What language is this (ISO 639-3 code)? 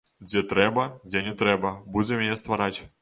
bel